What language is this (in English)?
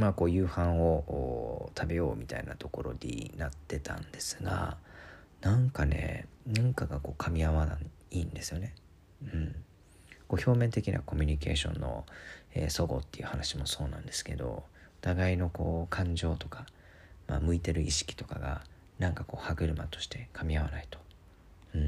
Japanese